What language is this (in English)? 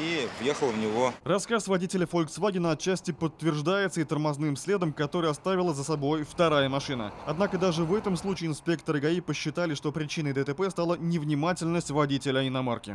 Russian